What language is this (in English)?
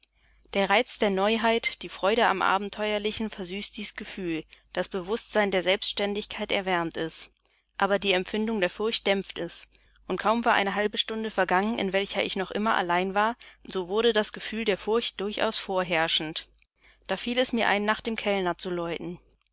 German